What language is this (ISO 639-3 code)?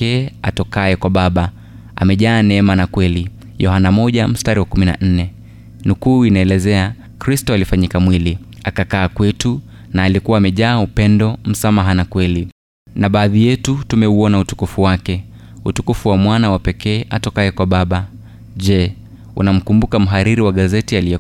swa